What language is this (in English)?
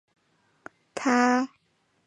Chinese